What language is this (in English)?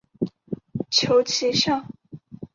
Chinese